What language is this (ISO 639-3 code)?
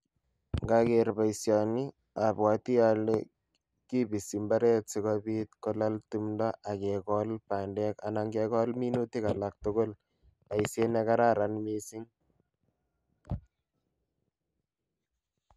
kln